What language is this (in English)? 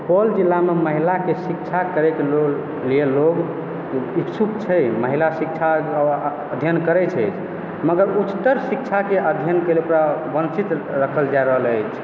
Maithili